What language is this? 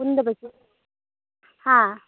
Manipuri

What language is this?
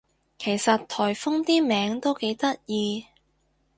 Cantonese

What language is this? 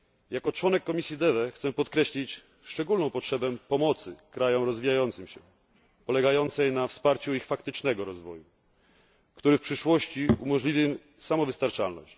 Polish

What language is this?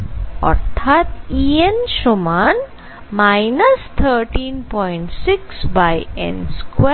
Bangla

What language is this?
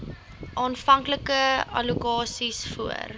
Afrikaans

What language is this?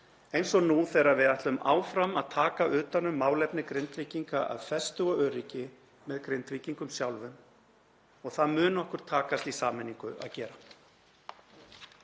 Icelandic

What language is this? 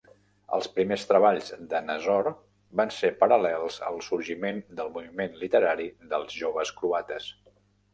Catalan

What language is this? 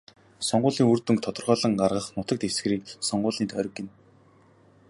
Mongolian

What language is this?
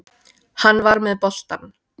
Icelandic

